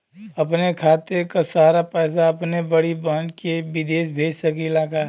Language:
Bhojpuri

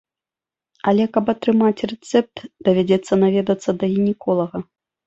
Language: Belarusian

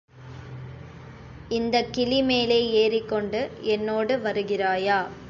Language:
Tamil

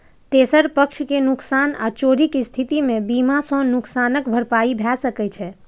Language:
Maithili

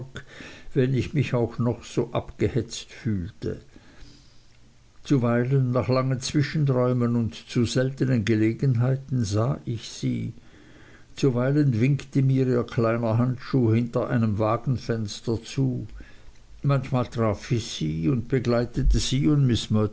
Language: German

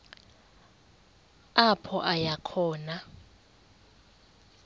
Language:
Xhosa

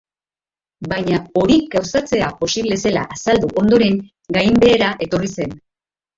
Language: Basque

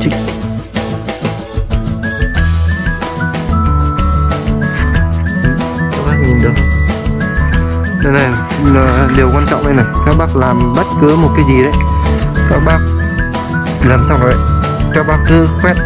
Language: Vietnamese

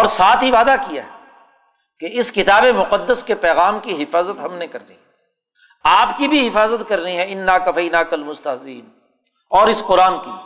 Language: Urdu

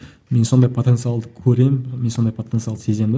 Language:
Kazakh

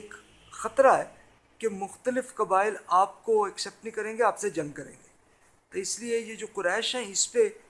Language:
Urdu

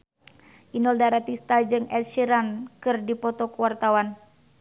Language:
Sundanese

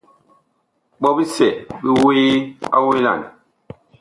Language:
Bakoko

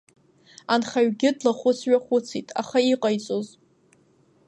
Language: Abkhazian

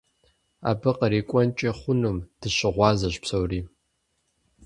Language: Kabardian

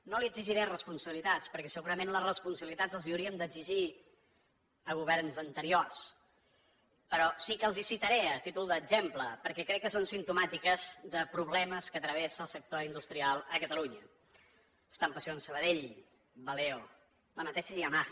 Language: Catalan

